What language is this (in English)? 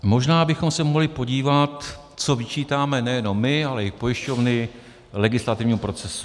Czech